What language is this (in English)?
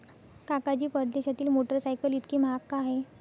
Marathi